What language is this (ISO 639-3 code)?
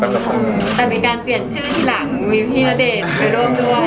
tha